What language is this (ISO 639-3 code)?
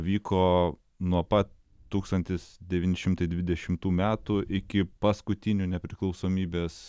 lit